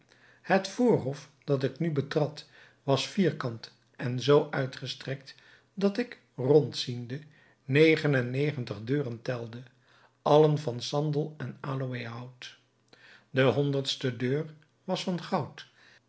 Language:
Dutch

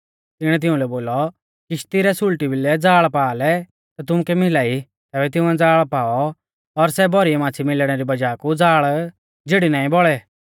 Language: Mahasu Pahari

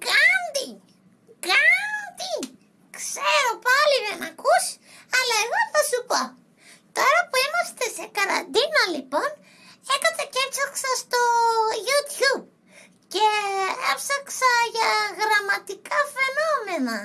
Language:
Greek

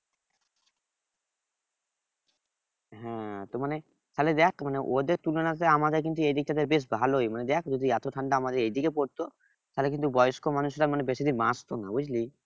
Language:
Bangla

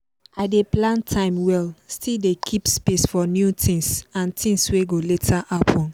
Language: Nigerian Pidgin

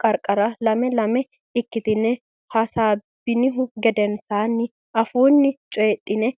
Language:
Sidamo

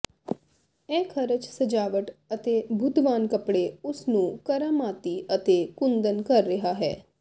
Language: Punjabi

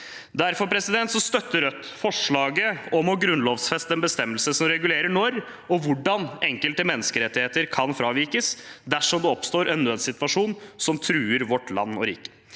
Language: Norwegian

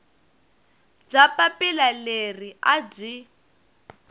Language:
Tsonga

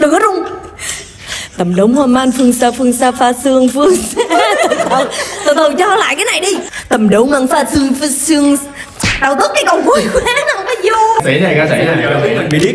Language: Vietnamese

